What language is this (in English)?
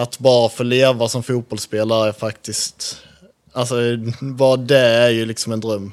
Swedish